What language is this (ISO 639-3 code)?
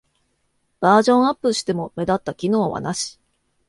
jpn